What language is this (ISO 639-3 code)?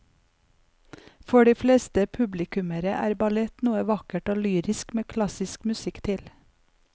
nor